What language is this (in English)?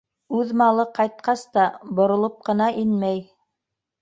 Bashkir